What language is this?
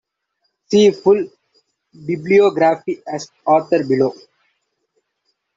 English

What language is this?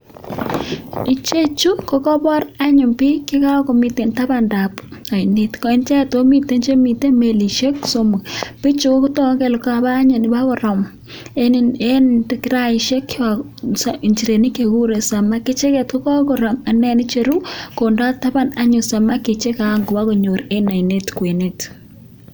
Kalenjin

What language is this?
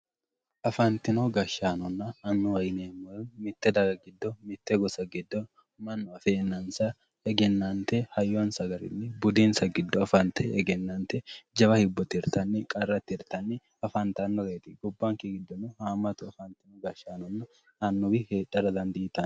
Sidamo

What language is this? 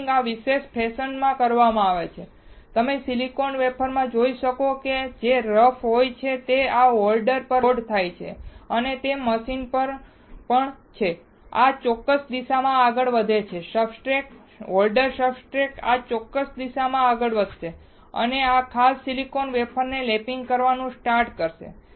Gujarati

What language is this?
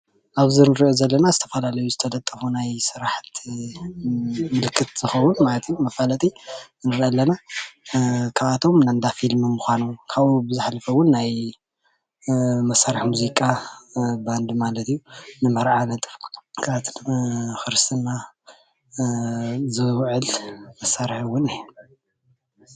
Tigrinya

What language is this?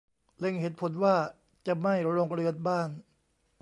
Thai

